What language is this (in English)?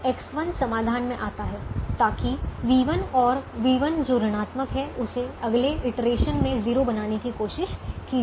Hindi